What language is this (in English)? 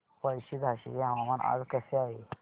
Marathi